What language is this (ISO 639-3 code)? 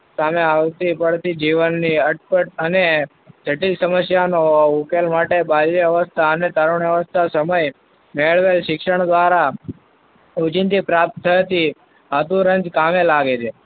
guj